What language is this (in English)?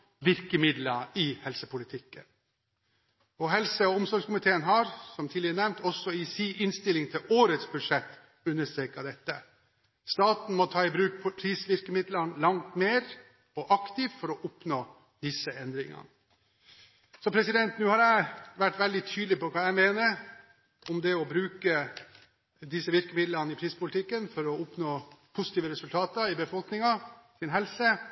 Norwegian Bokmål